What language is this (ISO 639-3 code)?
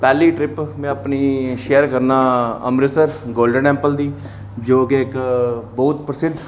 doi